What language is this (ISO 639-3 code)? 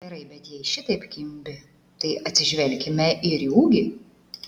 lit